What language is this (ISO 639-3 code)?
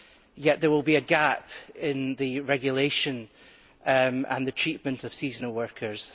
eng